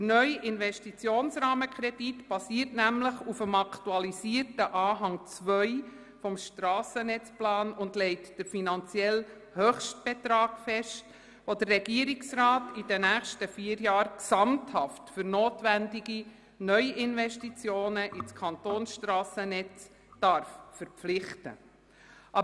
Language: Swiss German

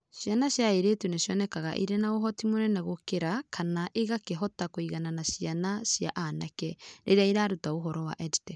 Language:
Kikuyu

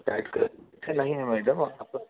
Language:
Hindi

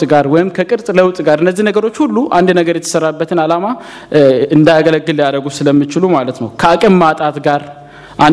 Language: Amharic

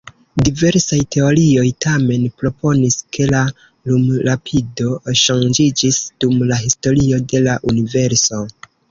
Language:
Esperanto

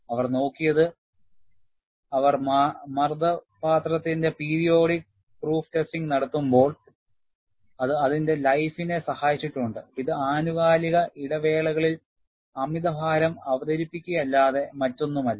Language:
Malayalam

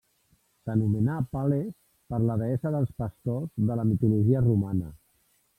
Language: Catalan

